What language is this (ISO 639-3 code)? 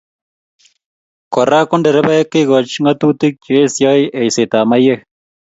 kln